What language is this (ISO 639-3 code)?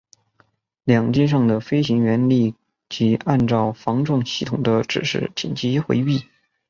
zho